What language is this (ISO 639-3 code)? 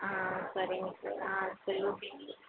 tam